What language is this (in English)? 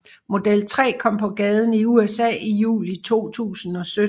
Danish